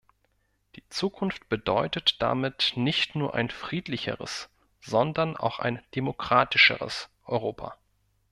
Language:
German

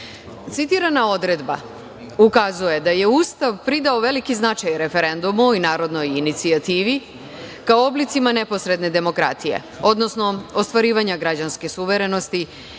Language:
Serbian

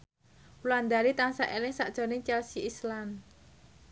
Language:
Javanese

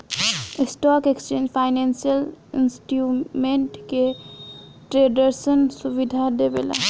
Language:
Bhojpuri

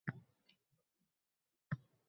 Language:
Uzbek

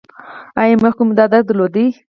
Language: Pashto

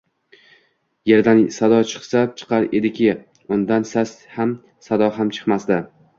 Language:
Uzbek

